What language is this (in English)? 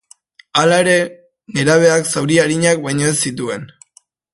Basque